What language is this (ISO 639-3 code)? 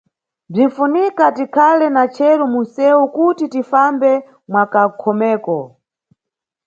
nyu